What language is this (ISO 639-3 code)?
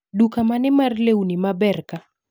luo